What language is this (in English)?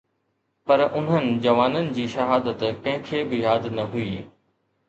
Sindhi